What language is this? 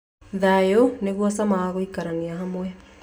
Kikuyu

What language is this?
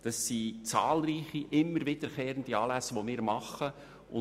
Swiss German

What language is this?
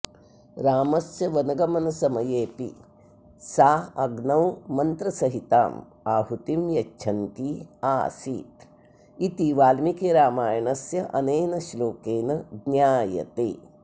Sanskrit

